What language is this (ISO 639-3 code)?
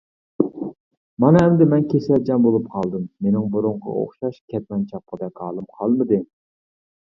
uig